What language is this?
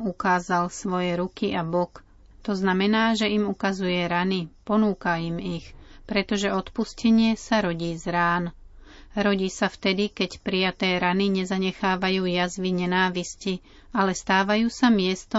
Slovak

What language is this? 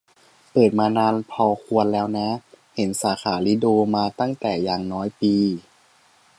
Thai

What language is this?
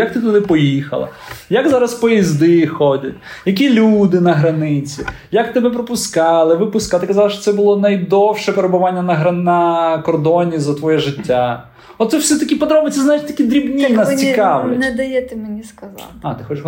Ukrainian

